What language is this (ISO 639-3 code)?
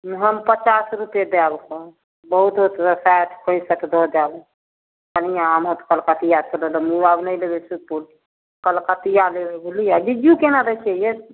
mai